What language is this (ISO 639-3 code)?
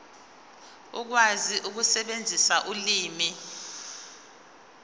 zul